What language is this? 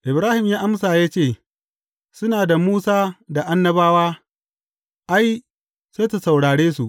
Hausa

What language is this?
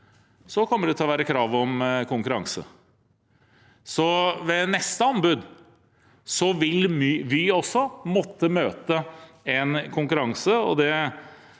Norwegian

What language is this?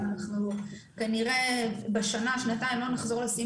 Hebrew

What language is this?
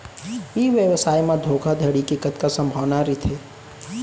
Chhattisgarhi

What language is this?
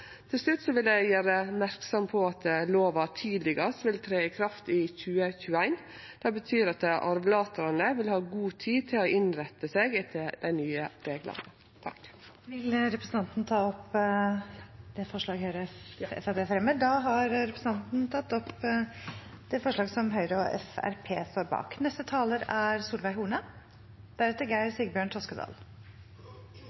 Norwegian Nynorsk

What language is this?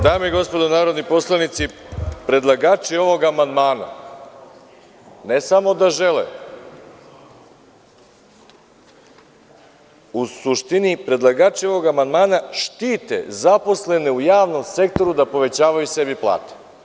Serbian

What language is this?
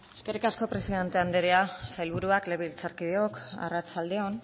Basque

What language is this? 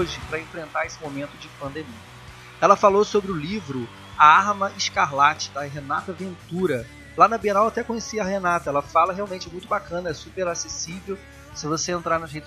Portuguese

